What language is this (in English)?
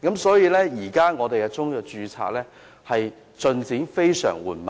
Cantonese